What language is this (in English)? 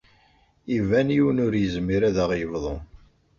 Kabyle